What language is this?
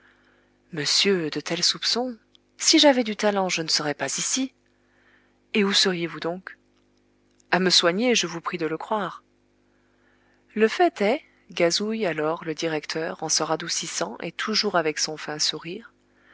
French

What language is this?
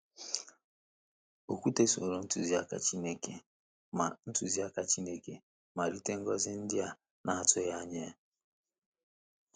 Igbo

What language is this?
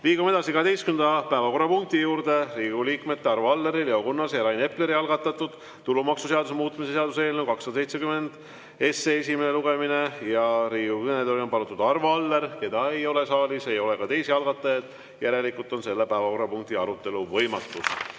Estonian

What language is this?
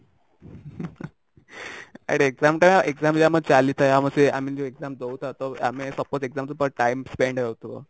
Odia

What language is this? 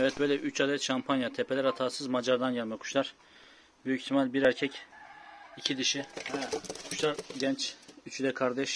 Turkish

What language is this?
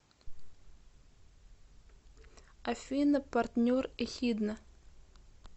Russian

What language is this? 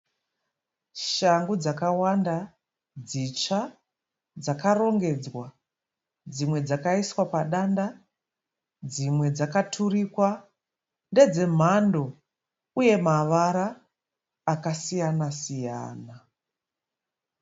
Shona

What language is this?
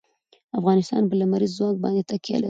Pashto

